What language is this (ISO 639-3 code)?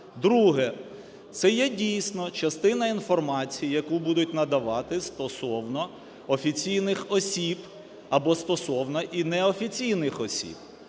ukr